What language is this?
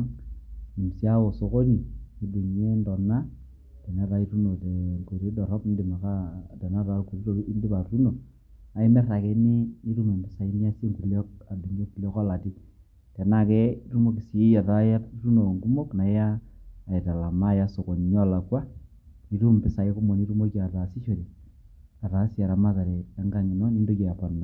Masai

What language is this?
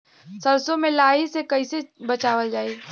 Bhojpuri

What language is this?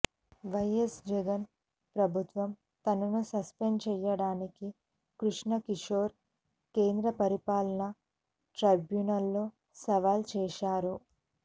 Telugu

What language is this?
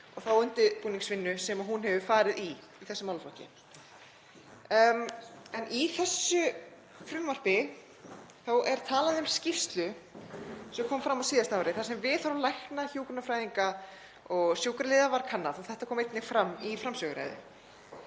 Icelandic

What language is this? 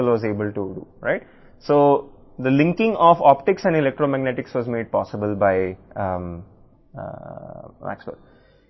Telugu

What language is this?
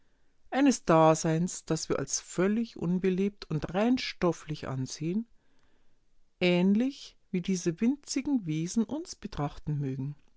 German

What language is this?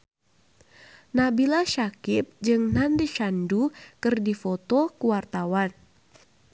Sundanese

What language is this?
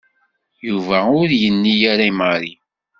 Kabyle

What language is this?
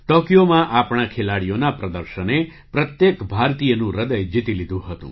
Gujarati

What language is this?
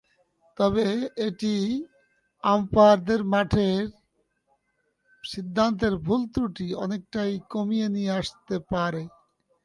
Bangla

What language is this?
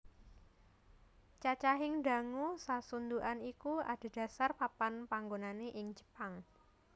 Javanese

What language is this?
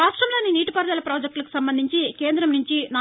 Telugu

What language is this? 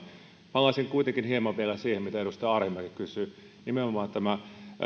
Finnish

